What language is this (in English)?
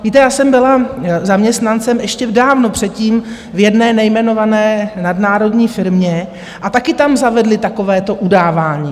Czech